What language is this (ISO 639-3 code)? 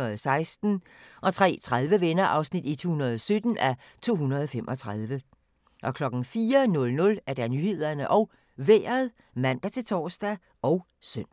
dan